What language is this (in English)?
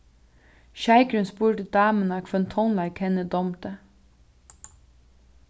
Faroese